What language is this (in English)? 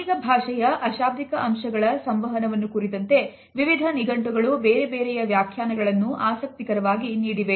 Kannada